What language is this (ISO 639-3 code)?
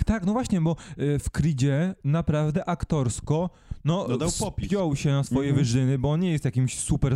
pol